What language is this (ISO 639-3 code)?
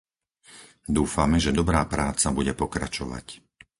slk